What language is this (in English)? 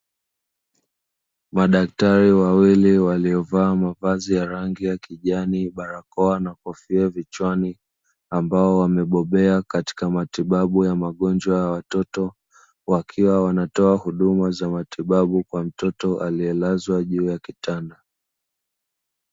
Swahili